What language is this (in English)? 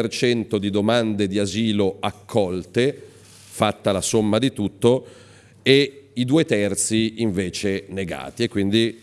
Italian